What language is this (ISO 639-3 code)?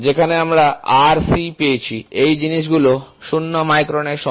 ben